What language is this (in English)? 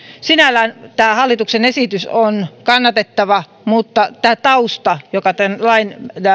Finnish